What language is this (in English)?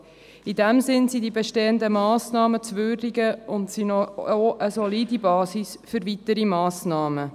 Swiss German